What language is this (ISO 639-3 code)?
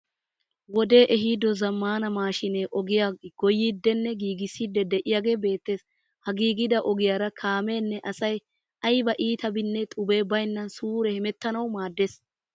wal